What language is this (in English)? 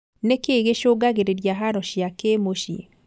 Kikuyu